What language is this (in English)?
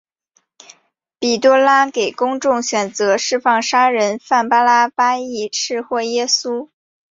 Chinese